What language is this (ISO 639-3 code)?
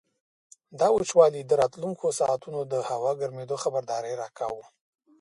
pus